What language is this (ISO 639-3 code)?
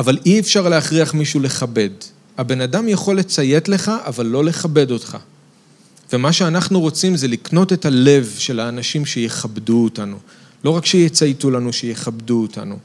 heb